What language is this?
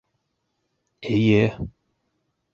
Bashkir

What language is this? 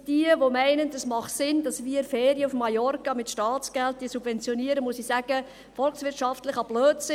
Swiss German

